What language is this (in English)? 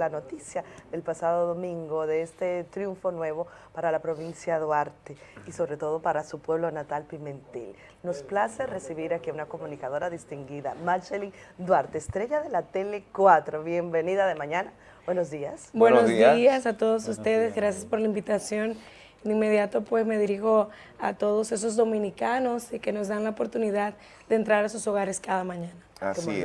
Spanish